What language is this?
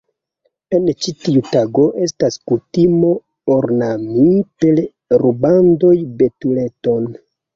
Esperanto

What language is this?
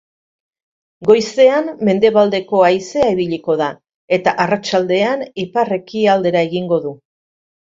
Basque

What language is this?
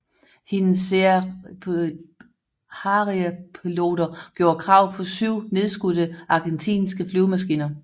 Danish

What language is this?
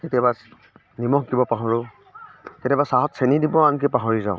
Assamese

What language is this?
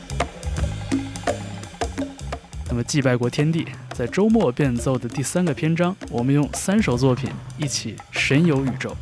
Chinese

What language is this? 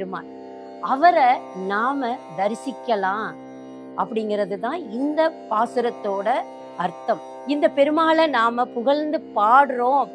Tamil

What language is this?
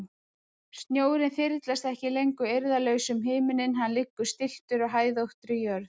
Icelandic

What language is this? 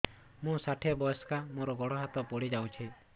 Odia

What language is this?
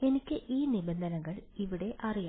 Malayalam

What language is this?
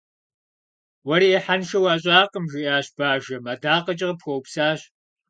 Kabardian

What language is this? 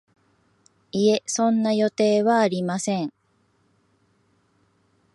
Japanese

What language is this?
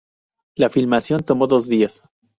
Spanish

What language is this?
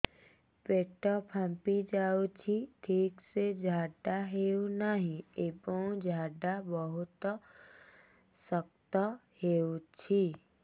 Odia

